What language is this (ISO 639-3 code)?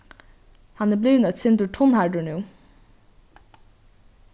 fao